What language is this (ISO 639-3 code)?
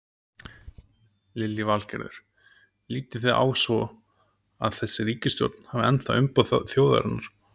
isl